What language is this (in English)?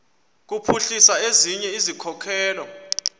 Xhosa